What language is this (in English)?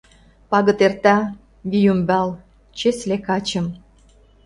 Mari